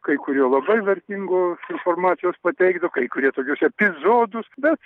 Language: Lithuanian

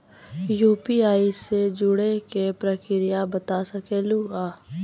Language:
Maithili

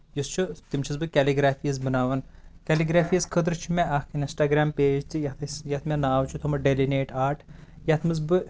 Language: Kashmiri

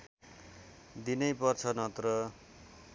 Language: Nepali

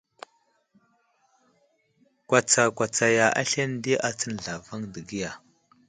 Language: Wuzlam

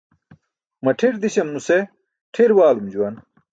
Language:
Burushaski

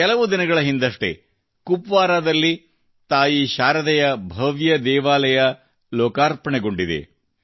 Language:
Kannada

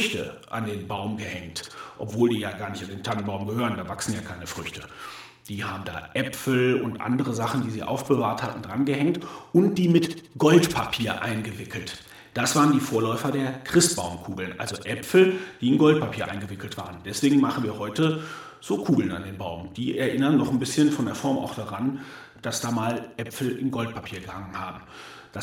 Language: German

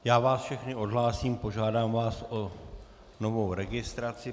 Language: Czech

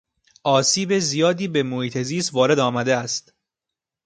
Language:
Persian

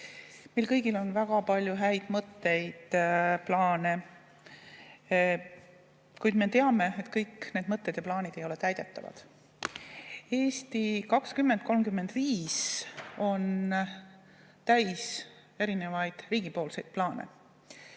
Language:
Estonian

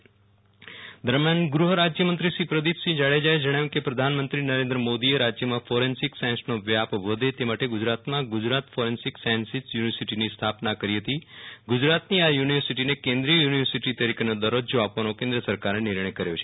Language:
Gujarati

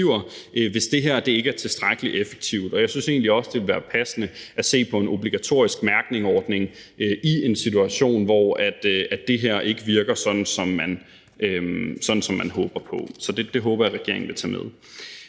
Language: Danish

